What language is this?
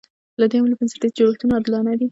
Pashto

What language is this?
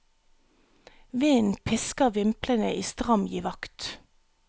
Norwegian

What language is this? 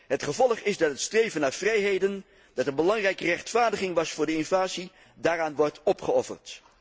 Dutch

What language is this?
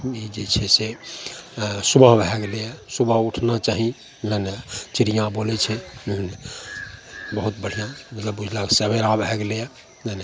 Maithili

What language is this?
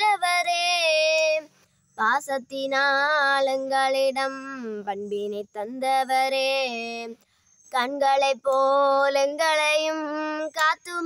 Tamil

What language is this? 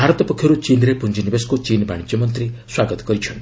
Odia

